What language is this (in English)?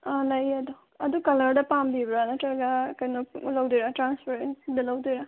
Manipuri